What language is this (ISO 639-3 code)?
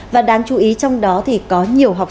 vie